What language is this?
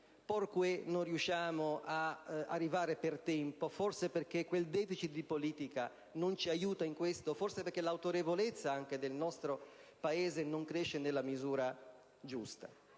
Italian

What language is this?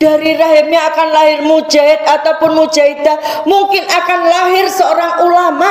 Indonesian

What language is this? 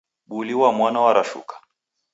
Taita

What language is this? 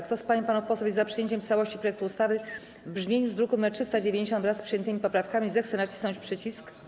Polish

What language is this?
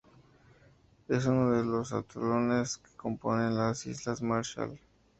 Spanish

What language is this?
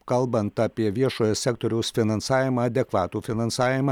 Lithuanian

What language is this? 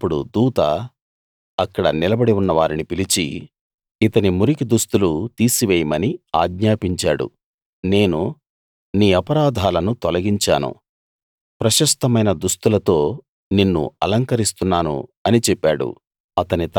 Telugu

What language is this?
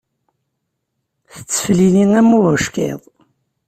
Kabyle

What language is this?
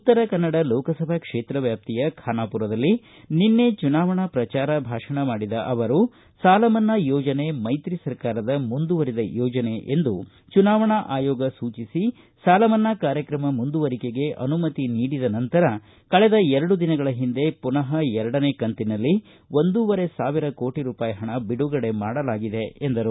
Kannada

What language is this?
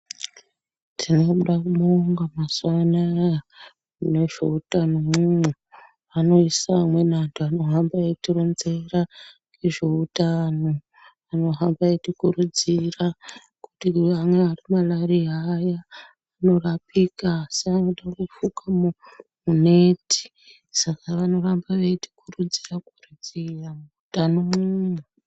Ndau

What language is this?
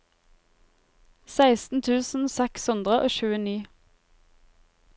Norwegian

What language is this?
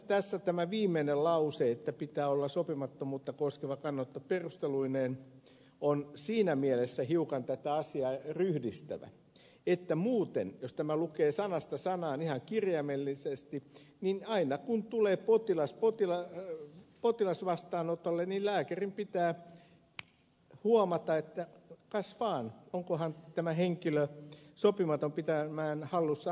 Finnish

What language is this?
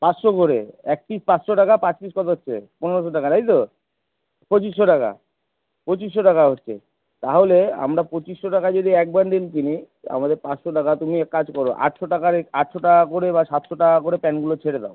Bangla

